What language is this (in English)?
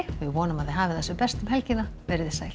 Icelandic